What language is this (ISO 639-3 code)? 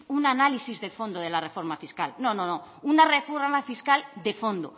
spa